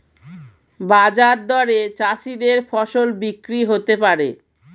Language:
Bangla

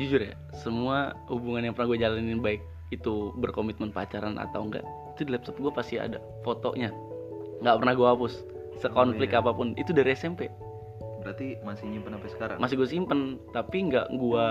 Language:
Indonesian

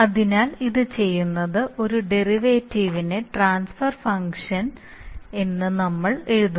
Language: Malayalam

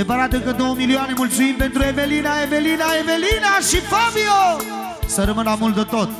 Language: Romanian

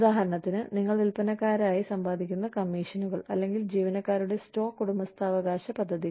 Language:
Malayalam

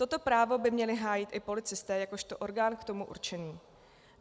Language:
Czech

